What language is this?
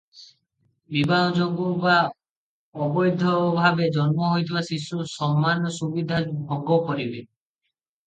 Odia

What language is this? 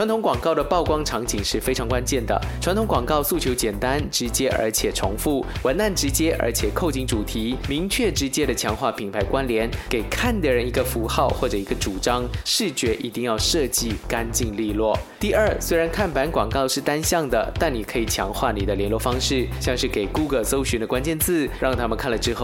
Chinese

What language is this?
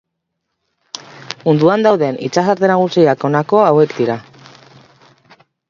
Basque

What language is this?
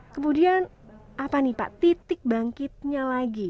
Indonesian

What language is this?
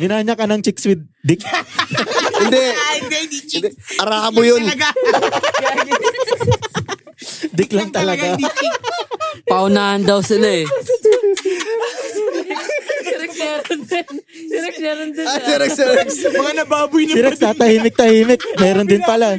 Filipino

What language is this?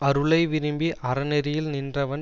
Tamil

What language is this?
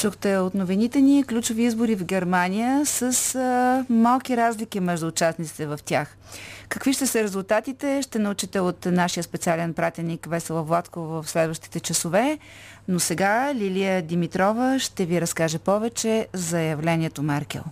Bulgarian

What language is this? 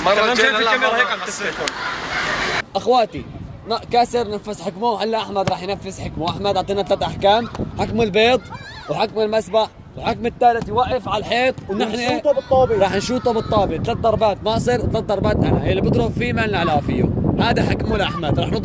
Arabic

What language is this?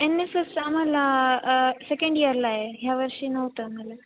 Marathi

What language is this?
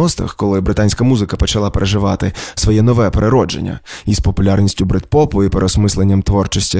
Ukrainian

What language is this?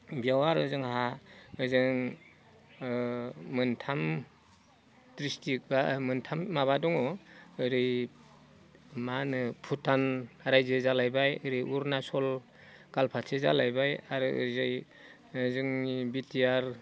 Bodo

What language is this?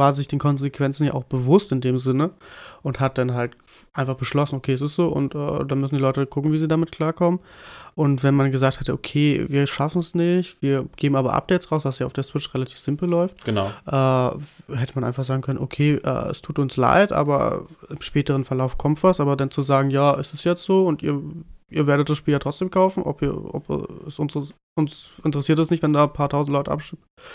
German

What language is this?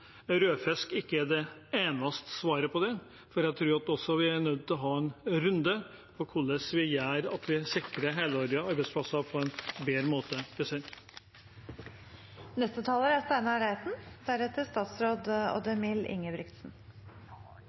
Norwegian Bokmål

